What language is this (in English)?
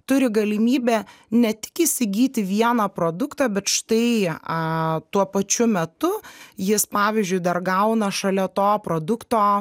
Lithuanian